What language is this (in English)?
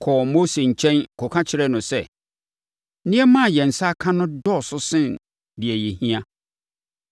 Akan